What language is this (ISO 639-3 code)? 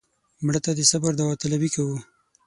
pus